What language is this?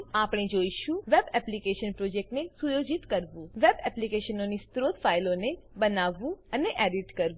Gujarati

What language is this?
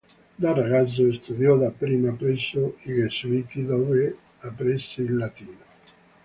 Italian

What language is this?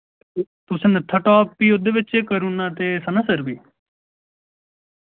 Dogri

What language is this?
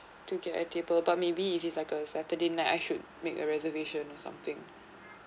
English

